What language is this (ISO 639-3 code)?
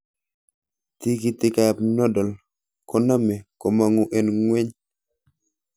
kln